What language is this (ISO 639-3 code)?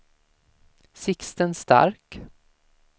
swe